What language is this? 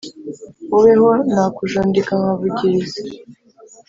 Kinyarwanda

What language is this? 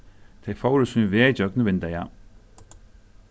Faroese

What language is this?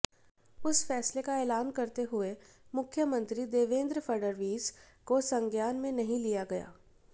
Hindi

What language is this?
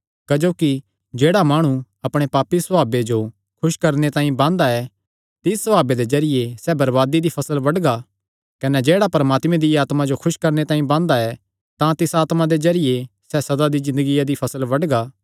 Kangri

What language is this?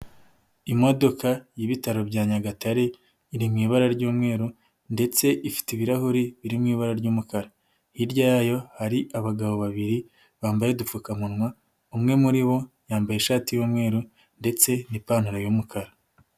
Kinyarwanda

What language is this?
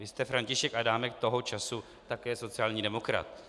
Czech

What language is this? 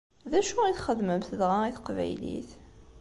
Kabyle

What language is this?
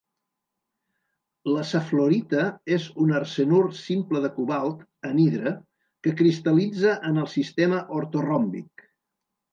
Catalan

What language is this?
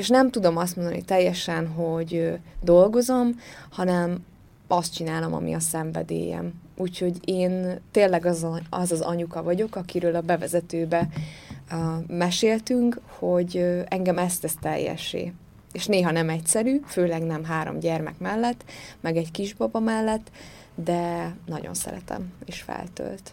Hungarian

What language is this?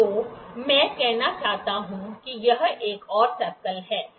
Hindi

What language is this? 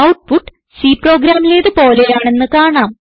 Malayalam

